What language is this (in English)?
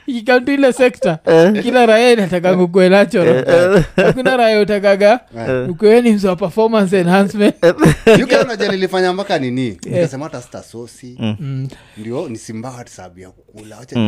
Swahili